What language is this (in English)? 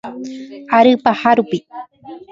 Guarani